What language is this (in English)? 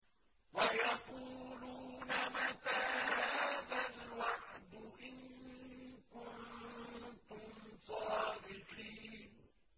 Arabic